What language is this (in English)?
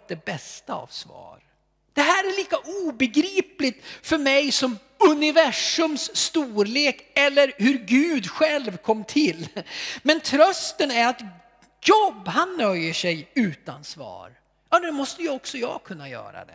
Swedish